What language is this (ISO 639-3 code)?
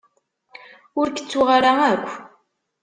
kab